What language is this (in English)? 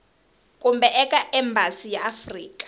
Tsonga